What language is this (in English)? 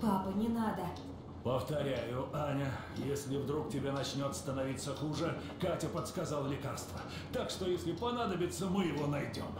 Russian